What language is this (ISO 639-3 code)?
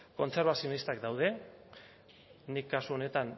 eus